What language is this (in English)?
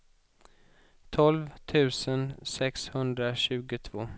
Swedish